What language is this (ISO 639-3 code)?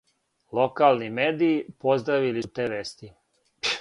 srp